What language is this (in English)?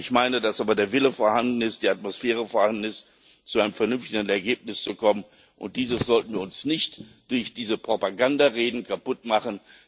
German